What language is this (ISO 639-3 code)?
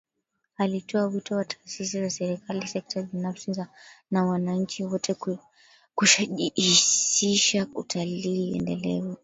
swa